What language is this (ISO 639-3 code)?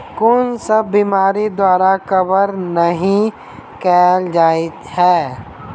mai